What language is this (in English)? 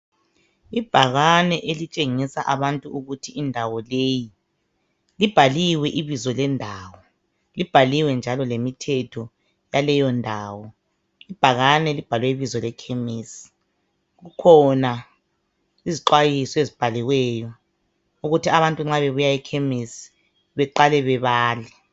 North Ndebele